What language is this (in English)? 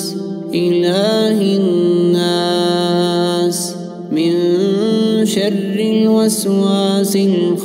Arabic